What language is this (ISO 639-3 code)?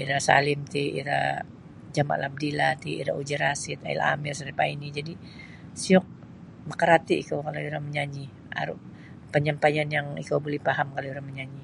bsy